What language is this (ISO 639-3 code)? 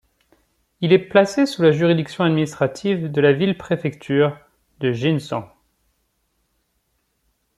fra